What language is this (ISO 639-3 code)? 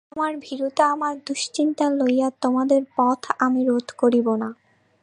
ben